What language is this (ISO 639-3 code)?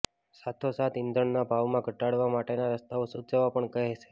guj